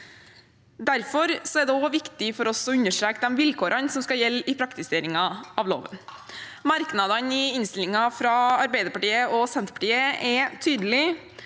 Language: Norwegian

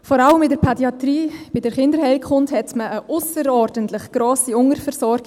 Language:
Swiss German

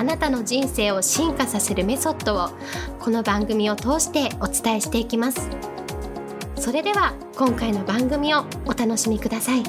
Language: Japanese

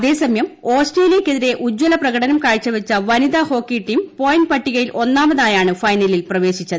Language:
Malayalam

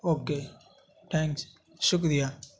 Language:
Urdu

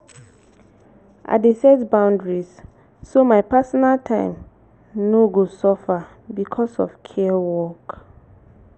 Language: Nigerian Pidgin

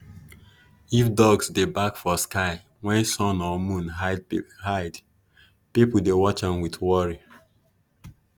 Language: Nigerian Pidgin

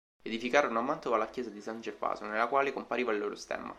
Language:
Italian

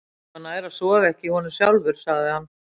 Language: Icelandic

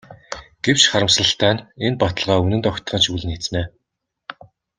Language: Mongolian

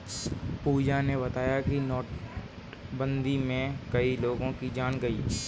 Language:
Hindi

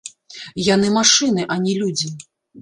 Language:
Belarusian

